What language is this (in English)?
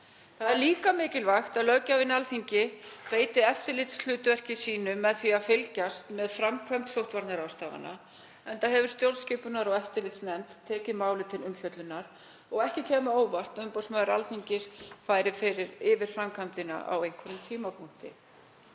Icelandic